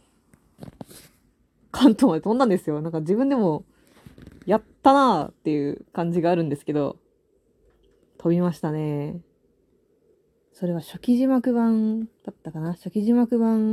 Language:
Japanese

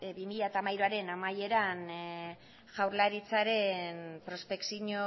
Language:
Basque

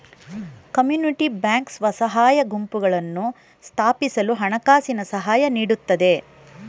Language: Kannada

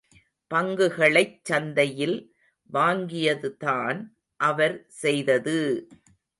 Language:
Tamil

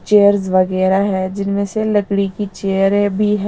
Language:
Hindi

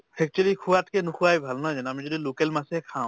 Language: Assamese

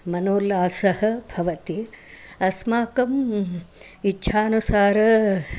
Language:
Sanskrit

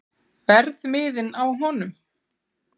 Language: Icelandic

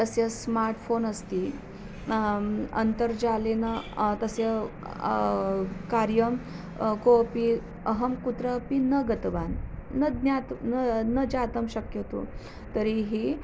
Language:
Sanskrit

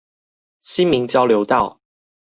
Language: Chinese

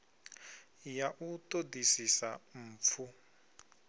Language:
Venda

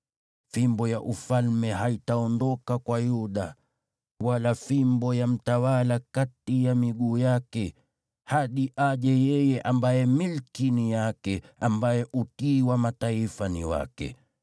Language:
Swahili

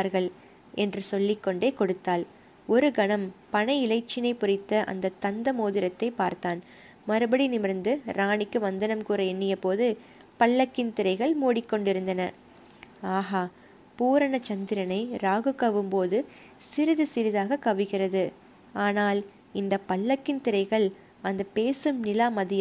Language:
Tamil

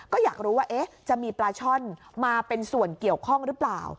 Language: Thai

